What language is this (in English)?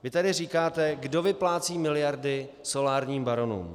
Czech